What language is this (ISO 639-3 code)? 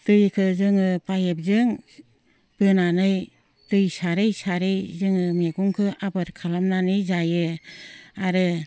brx